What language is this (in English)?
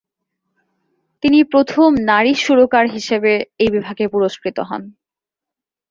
Bangla